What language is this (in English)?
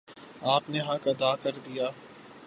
Urdu